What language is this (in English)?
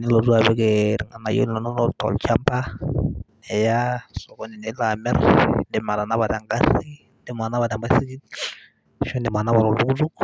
Masai